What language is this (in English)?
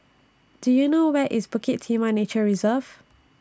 English